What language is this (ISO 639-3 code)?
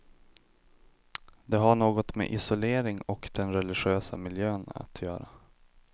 swe